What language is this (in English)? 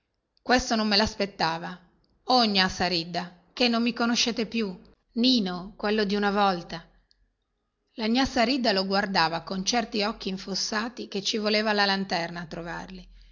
Italian